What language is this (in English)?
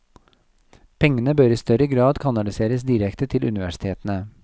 Norwegian